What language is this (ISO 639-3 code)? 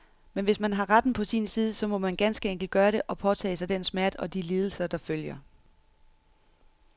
dan